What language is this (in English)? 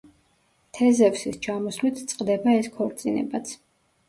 Georgian